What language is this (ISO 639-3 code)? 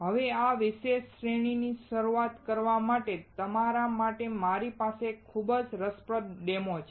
guj